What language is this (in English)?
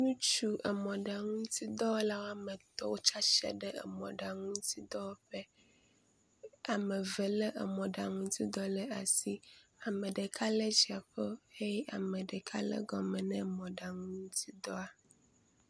Ewe